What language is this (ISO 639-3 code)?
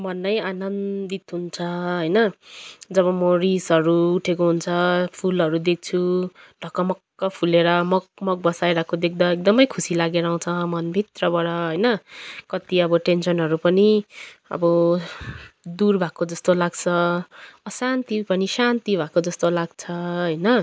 nep